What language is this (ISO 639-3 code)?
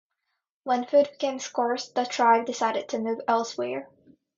eng